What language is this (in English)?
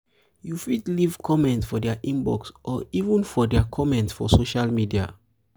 Nigerian Pidgin